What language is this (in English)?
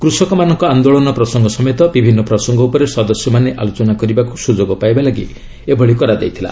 Odia